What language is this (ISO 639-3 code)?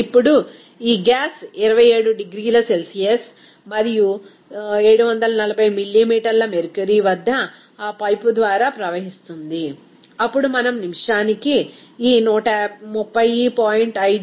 tel